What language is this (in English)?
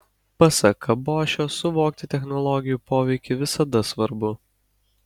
Lithuanian